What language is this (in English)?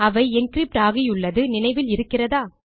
Tamil